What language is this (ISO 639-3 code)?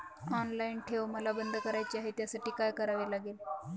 mar